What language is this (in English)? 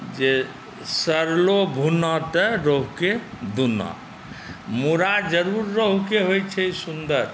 Maithili